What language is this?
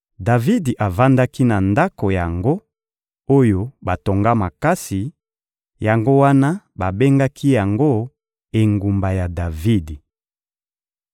Lingala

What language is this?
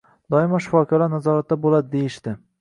Uzbek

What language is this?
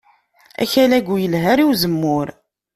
Kabyle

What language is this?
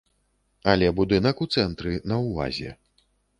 Belarusian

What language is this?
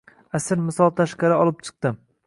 Uzbek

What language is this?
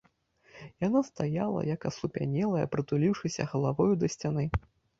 Belarusian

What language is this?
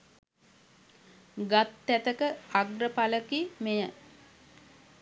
Sinhala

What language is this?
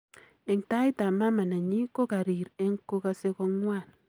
Kalenjin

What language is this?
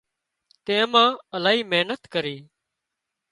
Wadiyara Koli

